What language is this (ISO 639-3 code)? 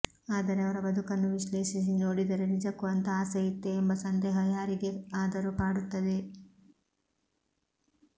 kan